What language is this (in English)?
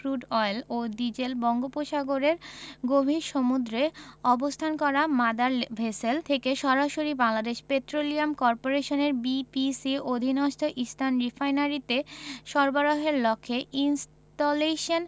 Bangla